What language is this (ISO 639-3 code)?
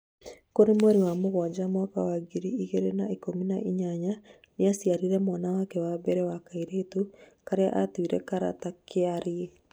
kik